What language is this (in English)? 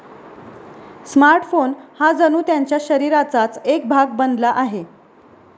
Marathi